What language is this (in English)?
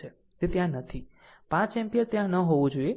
Gujarati